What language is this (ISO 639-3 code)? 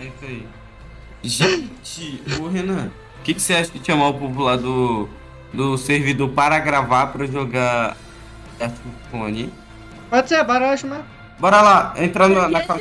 por